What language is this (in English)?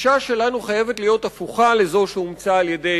Hebrew